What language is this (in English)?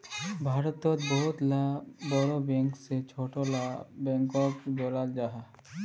Magahi